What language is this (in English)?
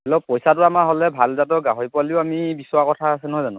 Assamese